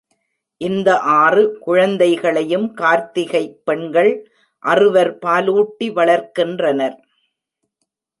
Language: Tamil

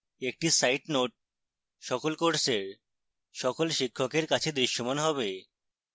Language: Bangla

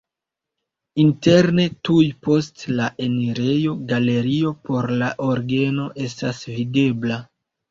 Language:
Esperanto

